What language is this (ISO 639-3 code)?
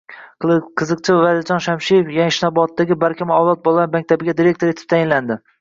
uzb